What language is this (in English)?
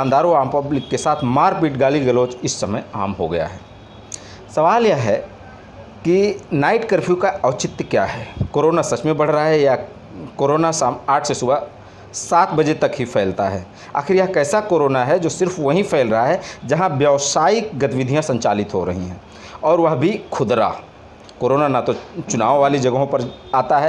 Hindi